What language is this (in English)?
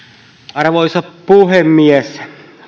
Finnish